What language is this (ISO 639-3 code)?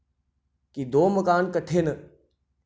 doi